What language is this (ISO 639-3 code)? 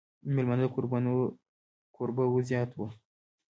pus